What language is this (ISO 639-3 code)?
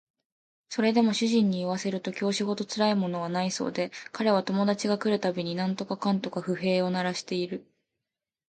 jpn